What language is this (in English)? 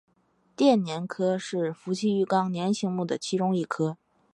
Chinese